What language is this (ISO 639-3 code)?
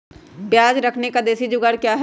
mag